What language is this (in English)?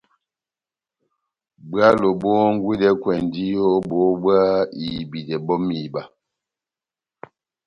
Batanga